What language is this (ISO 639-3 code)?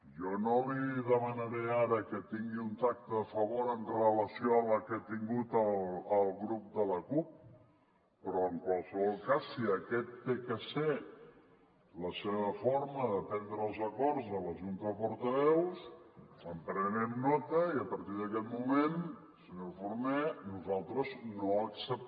cat